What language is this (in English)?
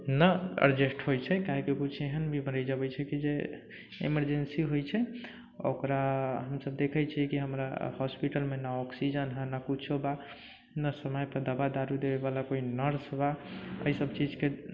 Maithili